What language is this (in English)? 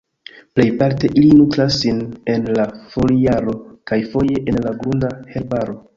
Esperanto